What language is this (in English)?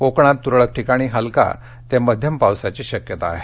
Marathi